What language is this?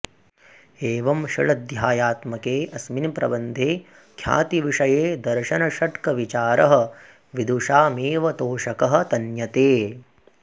Sanskrit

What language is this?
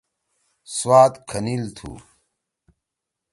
Torwali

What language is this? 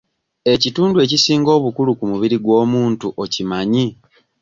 Ganda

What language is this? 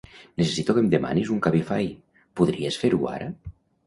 Catalan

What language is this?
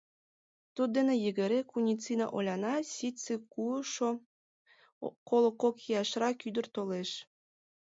Mari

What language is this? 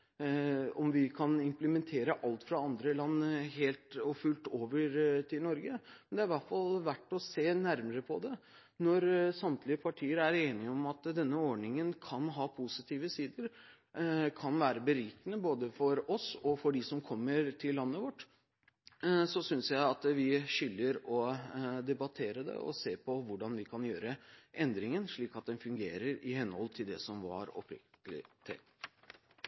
Norwegian Bokmål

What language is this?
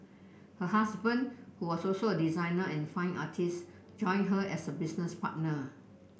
English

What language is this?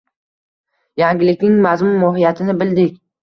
Uzbek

